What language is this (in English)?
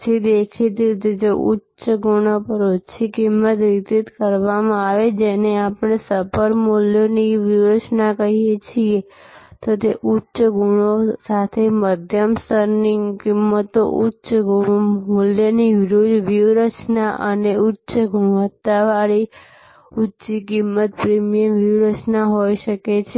Gujarati